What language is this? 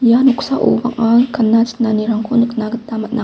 Garo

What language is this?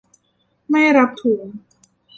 Thai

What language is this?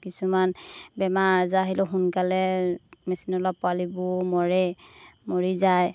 Assamese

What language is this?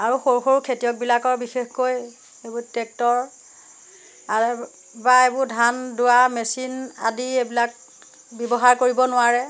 Assamese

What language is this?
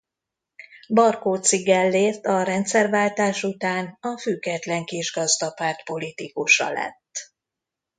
Hungarian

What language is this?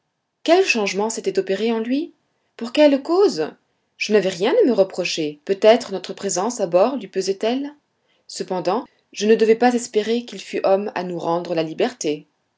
French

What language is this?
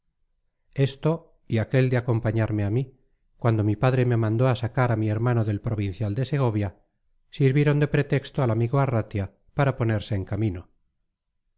Spanish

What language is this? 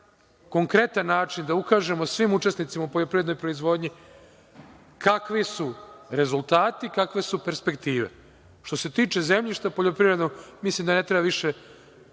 Serbian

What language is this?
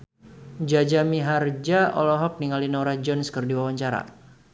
Sundanese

